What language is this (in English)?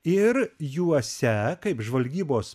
Lithuanian